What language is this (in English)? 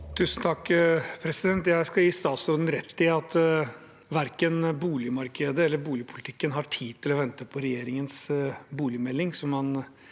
Norwegian